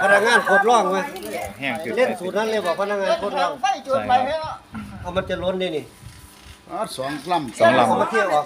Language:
Thai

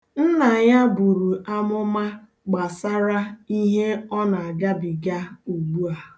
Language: Igbo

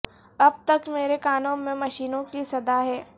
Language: Urdu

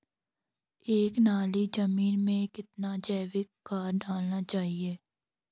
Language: Hindi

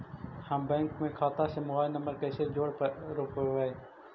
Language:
Magahi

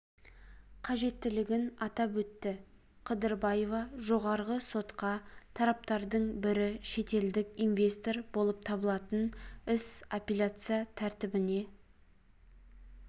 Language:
Kazakh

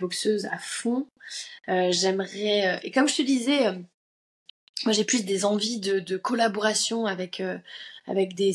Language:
French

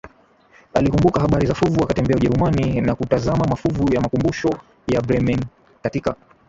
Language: Swahili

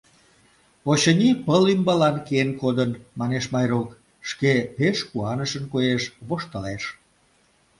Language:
Mari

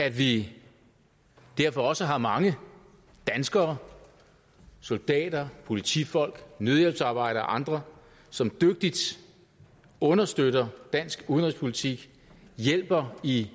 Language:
Danish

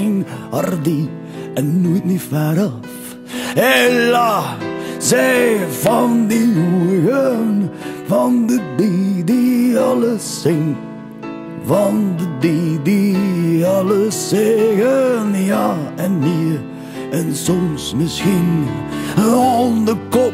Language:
Dutch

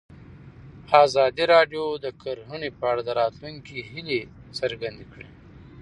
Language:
Pashto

